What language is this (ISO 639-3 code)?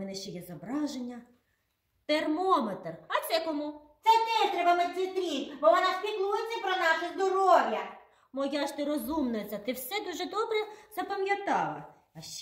ukr